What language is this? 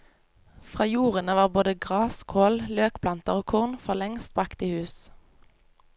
Norwegian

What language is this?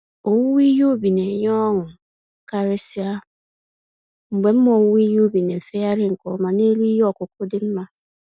Igbo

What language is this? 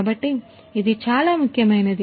Telugu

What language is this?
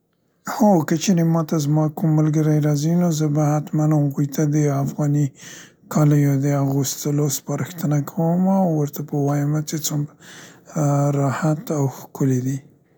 Central Pashto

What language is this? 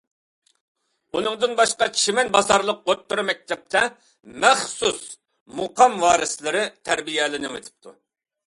Uyghur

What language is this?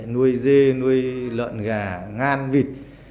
Vietnamese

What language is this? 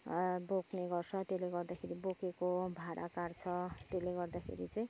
Nepali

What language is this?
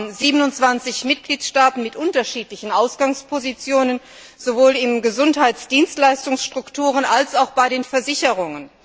German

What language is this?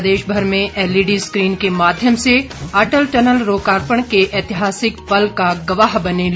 Hindi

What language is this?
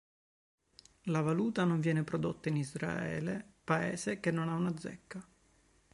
Italian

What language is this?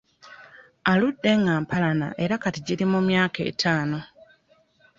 Ganda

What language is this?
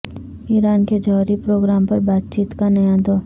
Urdu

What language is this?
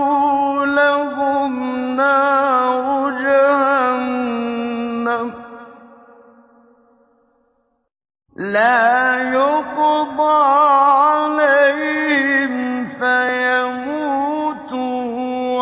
Arabic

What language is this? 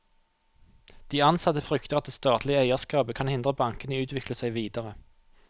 Norwegian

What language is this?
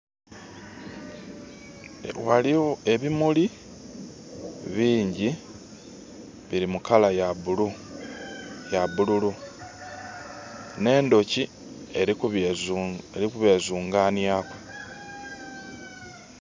Soga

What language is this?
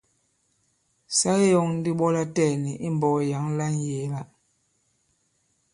Bankon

